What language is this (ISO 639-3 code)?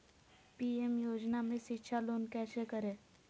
mag